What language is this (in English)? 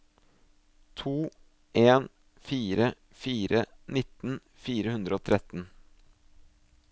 Norwegian